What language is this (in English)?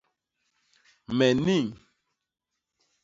Basaa